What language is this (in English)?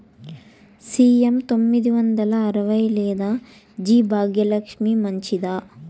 Telugu